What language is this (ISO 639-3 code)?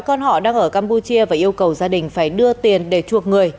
vie